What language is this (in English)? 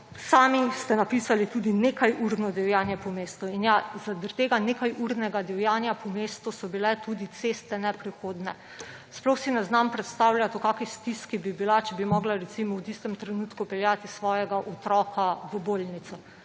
Slovenian